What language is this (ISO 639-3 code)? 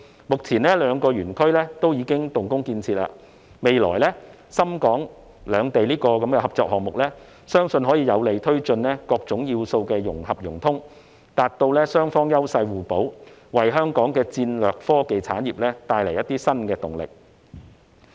yue